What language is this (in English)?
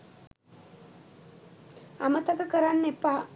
Sinhala